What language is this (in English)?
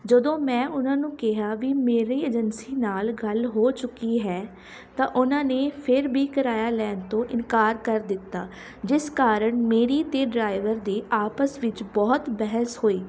Punjabi